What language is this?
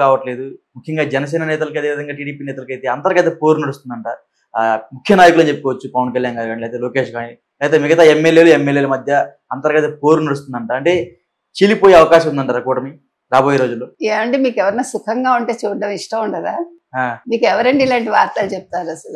Telugu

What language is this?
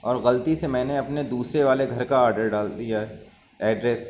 Urdu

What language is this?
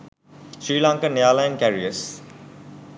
Sinhala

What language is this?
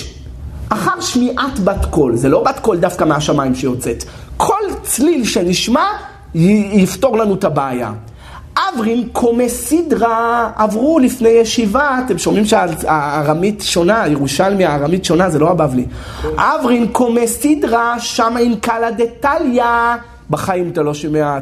Hebrew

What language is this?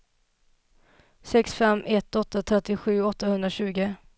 Swedish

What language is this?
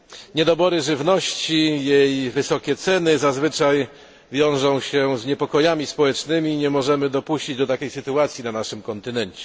Polish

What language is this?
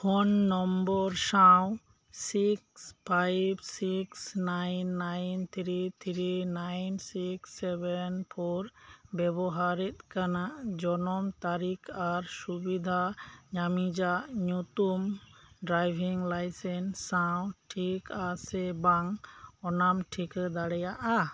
Santali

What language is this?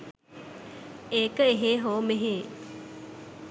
Sinhala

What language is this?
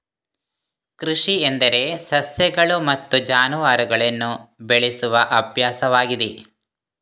Kannada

